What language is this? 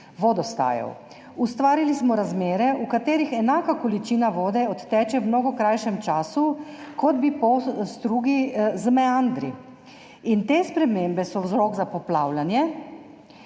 Slovenian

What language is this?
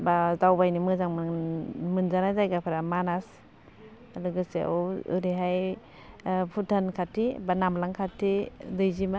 Bodo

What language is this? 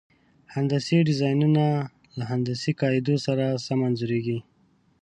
Pashto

